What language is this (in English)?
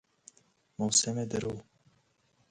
Persian